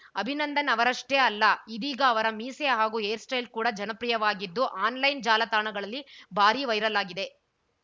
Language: Kannada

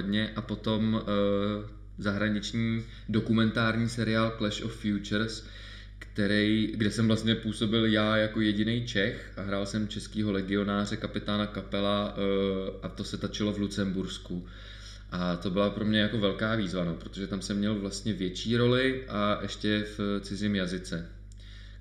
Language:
Czech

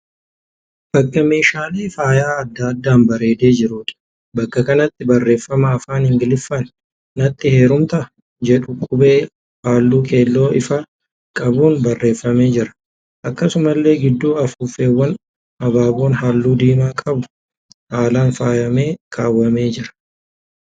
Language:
Oromo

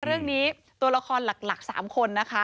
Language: Thai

